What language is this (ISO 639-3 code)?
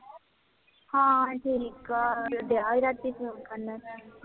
pan